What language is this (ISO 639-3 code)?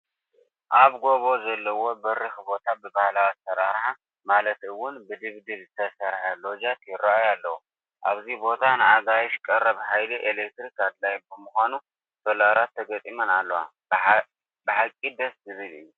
tir